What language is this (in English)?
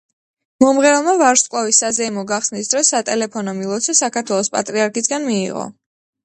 Georgian